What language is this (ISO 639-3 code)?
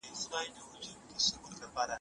pus